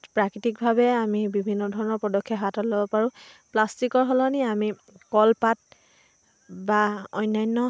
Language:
Assamese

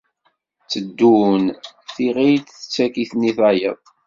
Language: Kabyle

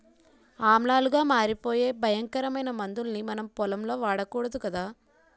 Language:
Telugu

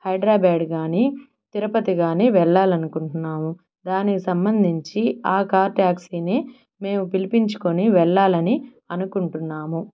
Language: Telugu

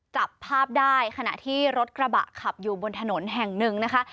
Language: Thai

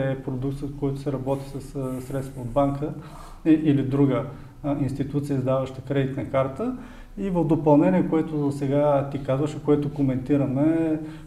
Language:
Bulgarian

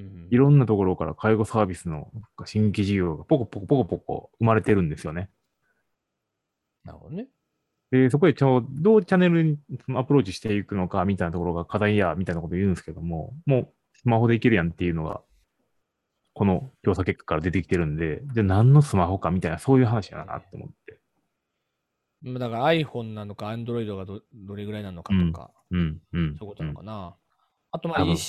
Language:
Japanese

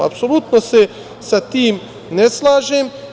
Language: Serbian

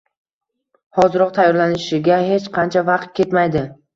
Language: Uzbek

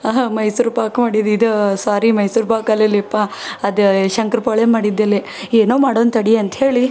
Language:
Kannada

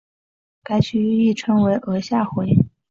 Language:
Chinese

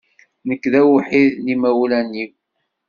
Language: Kabyle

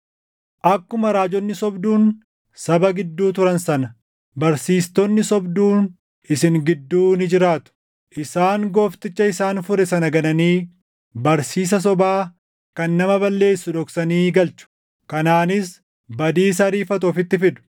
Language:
Oromo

